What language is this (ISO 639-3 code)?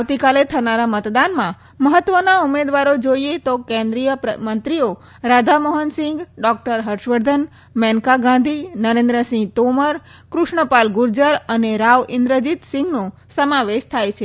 guj